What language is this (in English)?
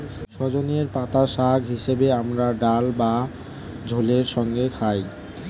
Bangla